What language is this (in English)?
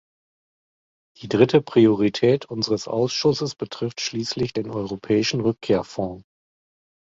German